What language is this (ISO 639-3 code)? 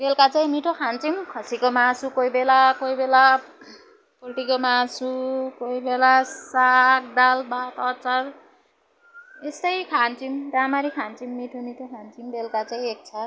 nep